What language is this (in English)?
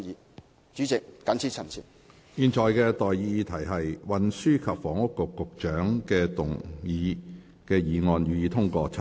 Cantonese